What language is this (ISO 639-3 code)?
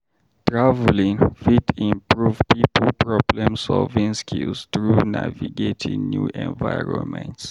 pcm